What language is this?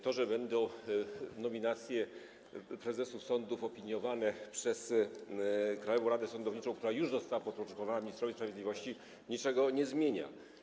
Polish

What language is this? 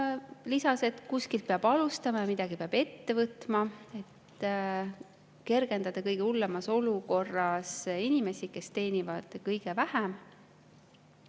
Estonian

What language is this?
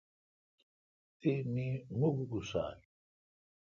Kalkoti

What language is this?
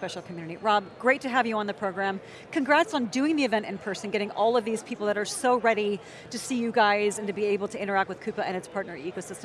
English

